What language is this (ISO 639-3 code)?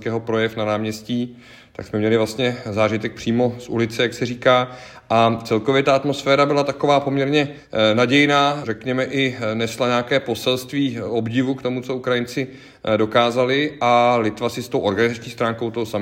ces